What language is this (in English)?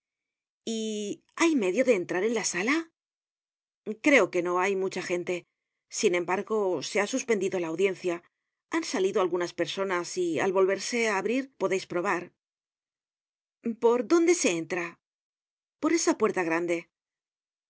Spanish